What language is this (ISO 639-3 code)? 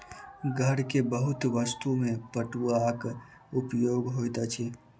mai